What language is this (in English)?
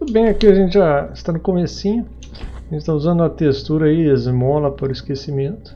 Portuguese